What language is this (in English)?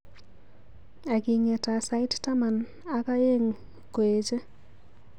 Kalenjin